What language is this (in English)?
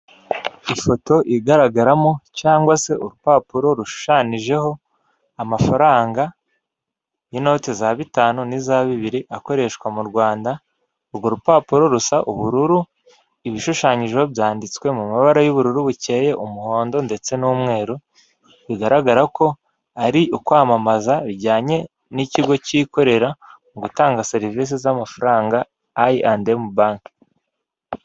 Kinyarwanda